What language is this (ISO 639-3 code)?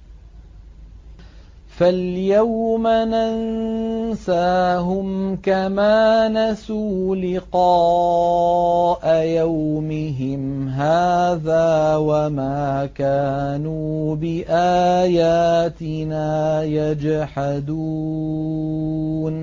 ara